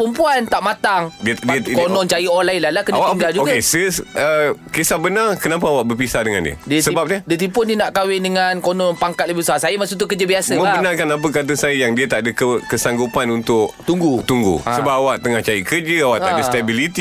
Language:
Malay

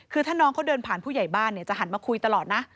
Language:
Thai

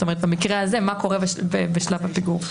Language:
Hebrew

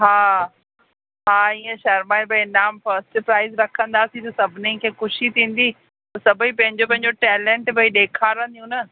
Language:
Sindhi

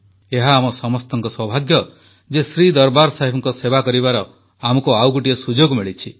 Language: Odia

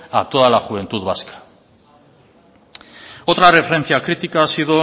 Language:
Spanish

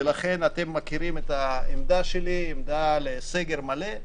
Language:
Hebrew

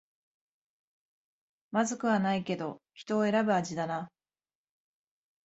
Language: Japanese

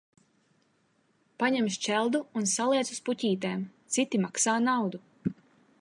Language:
Latvian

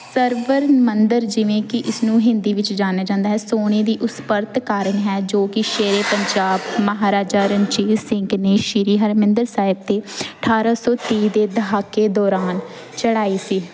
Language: Punjabi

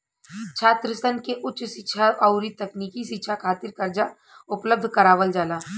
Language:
Bhojpuri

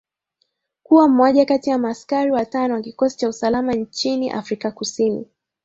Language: Swahili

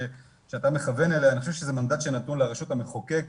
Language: Hebrew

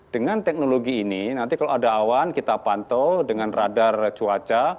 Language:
Indonesian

